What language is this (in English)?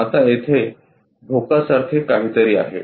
Marathi